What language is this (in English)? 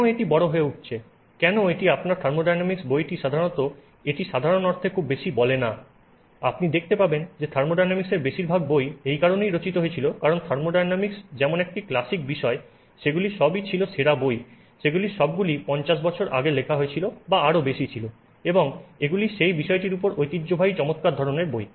Bangla